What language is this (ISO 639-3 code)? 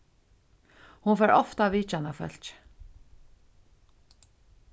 fao